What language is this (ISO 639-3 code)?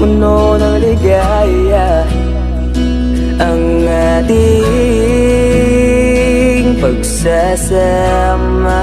vie